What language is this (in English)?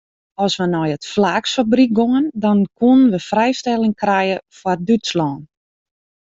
Western Frisian